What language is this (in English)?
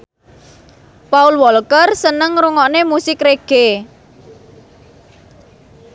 Javanese